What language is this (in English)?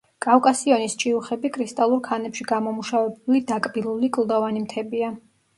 Georgian